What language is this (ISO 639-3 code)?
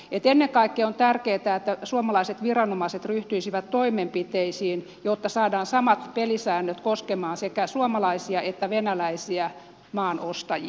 fin